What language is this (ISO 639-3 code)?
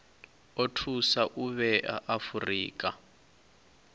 ven